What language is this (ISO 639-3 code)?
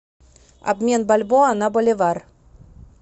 rus